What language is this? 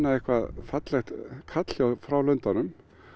Icelandic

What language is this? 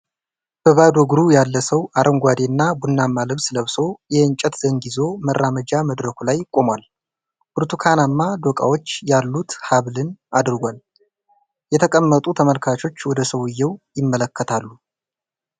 Amharic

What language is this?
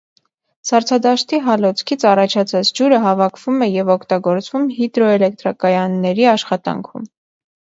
Armenian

